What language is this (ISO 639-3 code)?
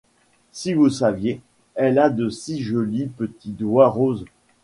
fra